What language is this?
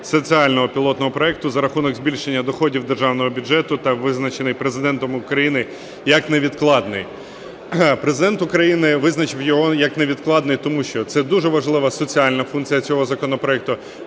Ukrainian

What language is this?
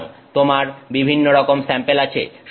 Bangla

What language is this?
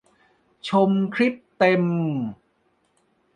Thai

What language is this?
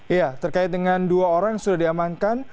Indonesian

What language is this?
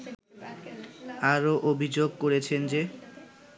Bangla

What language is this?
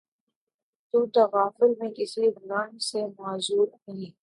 Urdu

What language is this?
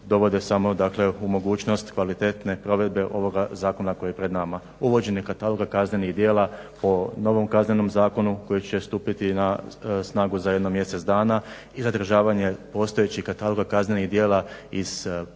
Croatian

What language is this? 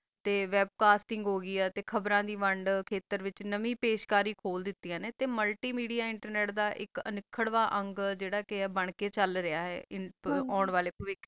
Punjabi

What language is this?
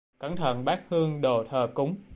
Vietnamese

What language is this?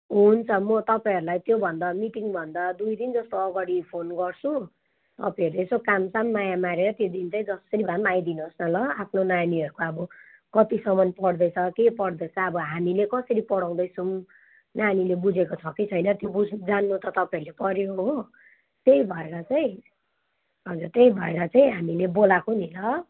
Nepali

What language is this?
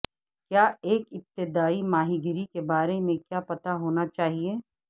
Urdu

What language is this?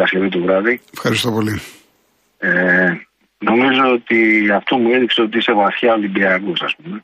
Greek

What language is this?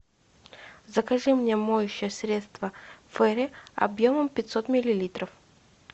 Russian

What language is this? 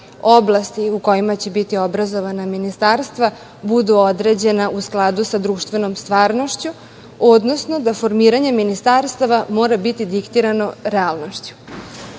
Serbian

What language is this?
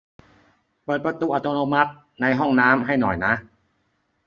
Thai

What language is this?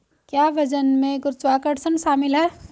Hindi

